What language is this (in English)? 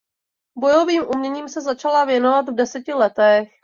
Czech